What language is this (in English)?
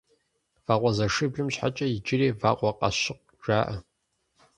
Kabardian